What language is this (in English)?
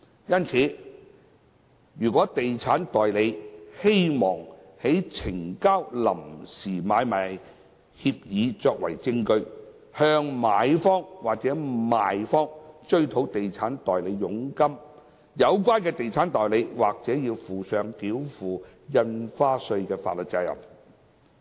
Cantonese